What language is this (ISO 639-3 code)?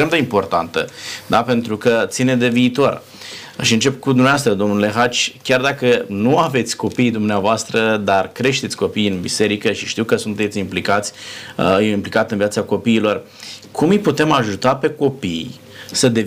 ron